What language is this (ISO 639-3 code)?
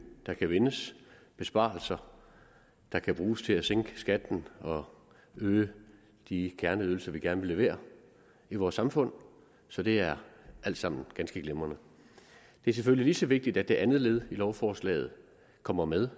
dan